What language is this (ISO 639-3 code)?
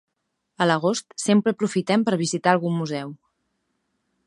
cat